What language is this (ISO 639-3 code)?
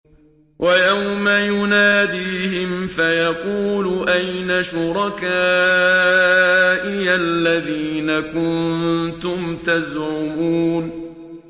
ara